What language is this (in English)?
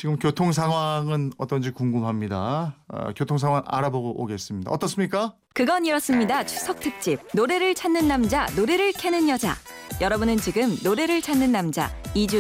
Korean